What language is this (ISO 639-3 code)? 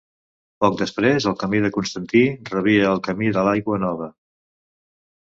cat